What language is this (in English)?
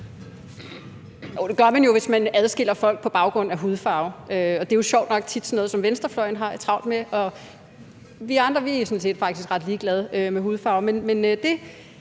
Danish